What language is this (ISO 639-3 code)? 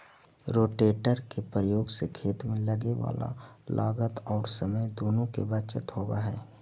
mag